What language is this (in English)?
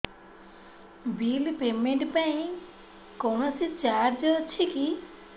Odia